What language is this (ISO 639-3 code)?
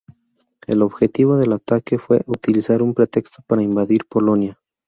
spa